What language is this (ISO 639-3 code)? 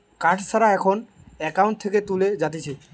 ben